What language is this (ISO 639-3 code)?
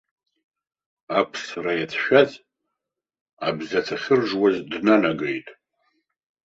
abk